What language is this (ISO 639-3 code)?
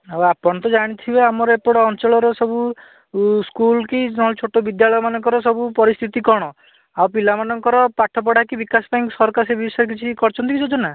ori